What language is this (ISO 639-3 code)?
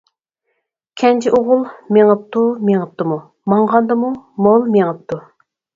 uig